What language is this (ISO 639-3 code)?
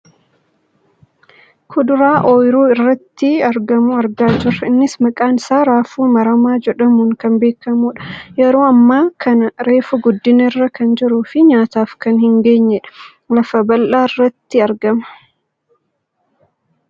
orm